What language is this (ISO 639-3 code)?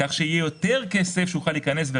heb